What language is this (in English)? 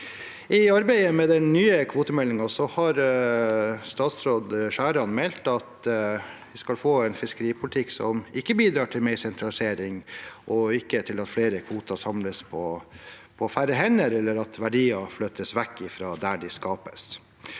Norwegian